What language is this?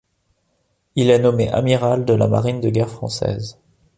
French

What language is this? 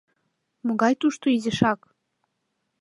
Mari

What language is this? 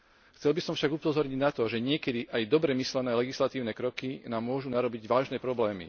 Slovak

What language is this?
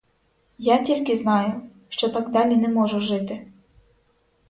Ukrainian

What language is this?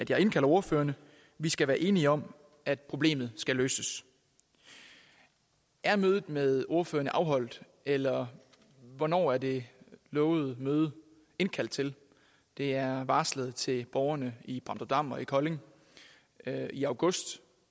Danish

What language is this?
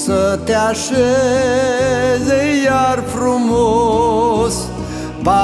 Romanian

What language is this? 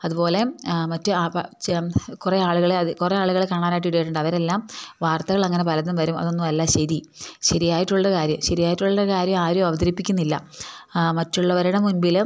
Malayalam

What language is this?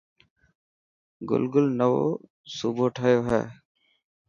Dhatki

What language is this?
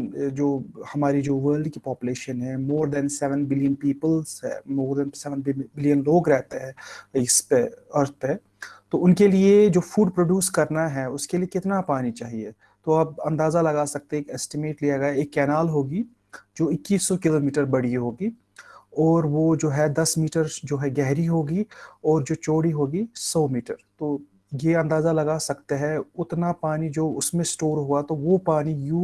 Hindi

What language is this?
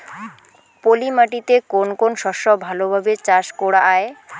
Bangla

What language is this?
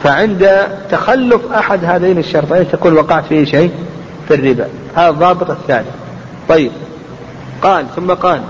Arabic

